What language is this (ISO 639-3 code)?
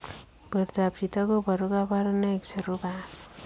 kln